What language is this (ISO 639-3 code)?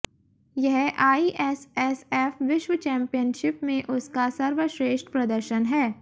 hin